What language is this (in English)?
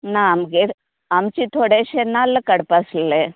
Konkani